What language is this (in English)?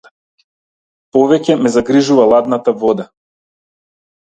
Macedonian